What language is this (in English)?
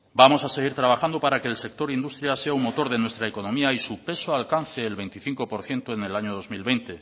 Spanish